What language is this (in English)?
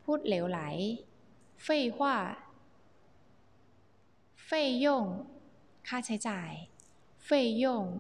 Thai